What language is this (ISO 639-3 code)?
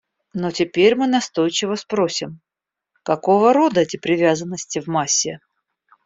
rus